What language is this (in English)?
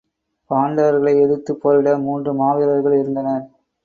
Tamil